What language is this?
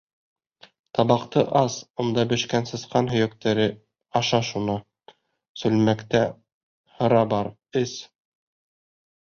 Bashkir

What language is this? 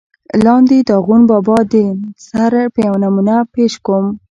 Pashto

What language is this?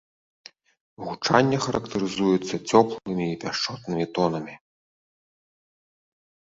Belarusian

